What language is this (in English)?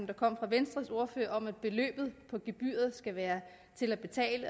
Danish